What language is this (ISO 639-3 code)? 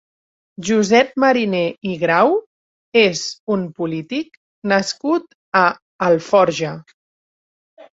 cat